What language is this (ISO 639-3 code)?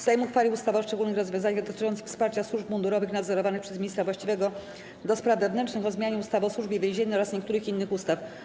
pol